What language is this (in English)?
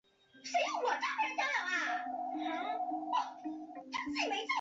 Chinese